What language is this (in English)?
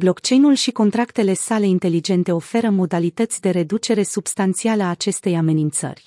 Romanian